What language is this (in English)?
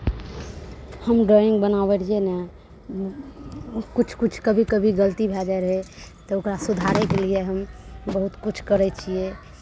Maithili